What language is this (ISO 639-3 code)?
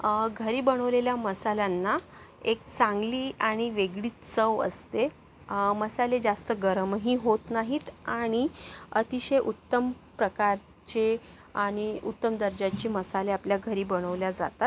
mar